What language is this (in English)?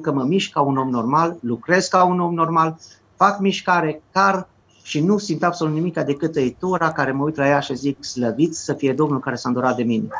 Romanian